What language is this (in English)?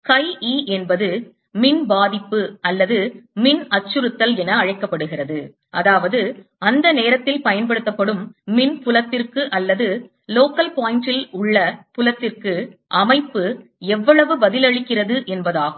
Tamil